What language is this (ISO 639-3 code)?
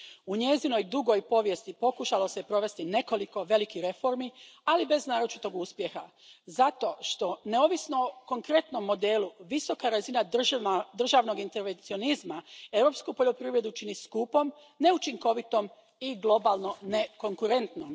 hrv